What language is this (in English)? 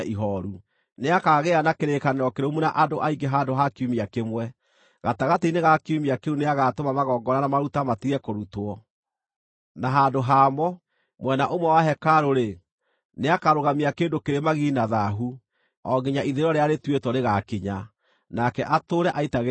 Kikuyu